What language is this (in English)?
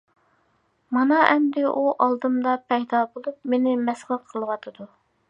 Uyghur